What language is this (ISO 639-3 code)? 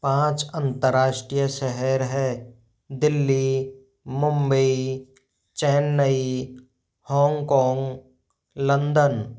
hin